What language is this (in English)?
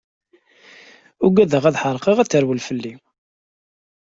Kabyle